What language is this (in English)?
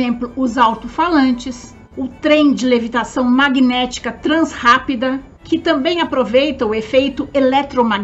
Portuguese